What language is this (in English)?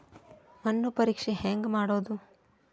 Kannada